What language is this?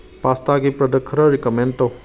Manipuri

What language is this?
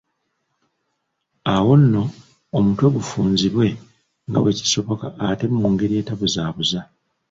Ganda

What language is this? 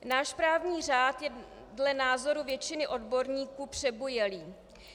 Czech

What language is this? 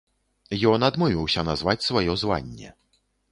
Belarusian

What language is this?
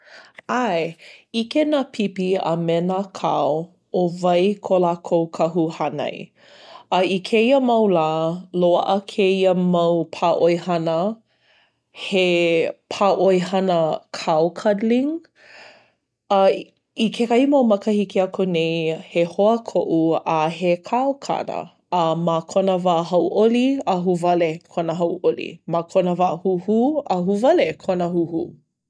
Hawaiian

